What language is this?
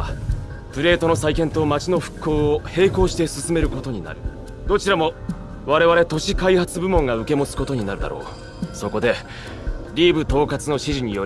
Japanese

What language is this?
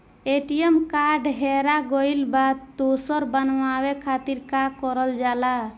Bhojpuri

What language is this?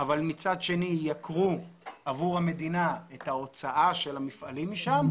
Hebrew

